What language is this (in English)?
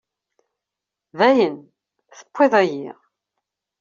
Kabyle